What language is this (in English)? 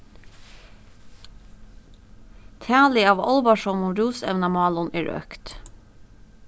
Faroese